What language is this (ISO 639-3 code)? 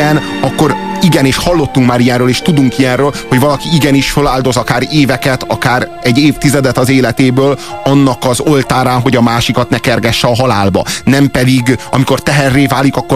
hun